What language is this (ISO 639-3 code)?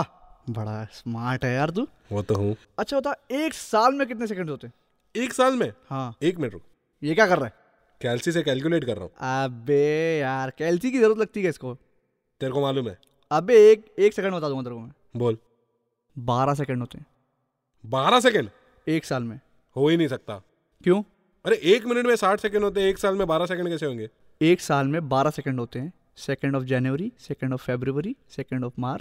hin